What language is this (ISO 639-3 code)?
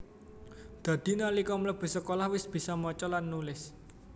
jav